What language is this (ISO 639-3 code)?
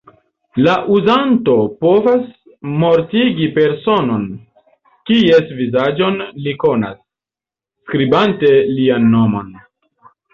epo